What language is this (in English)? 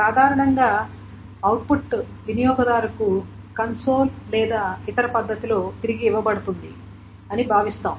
Telugu